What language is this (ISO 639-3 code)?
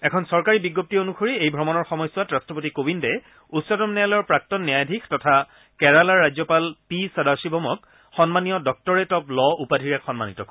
asm